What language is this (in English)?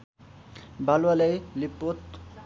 Nepali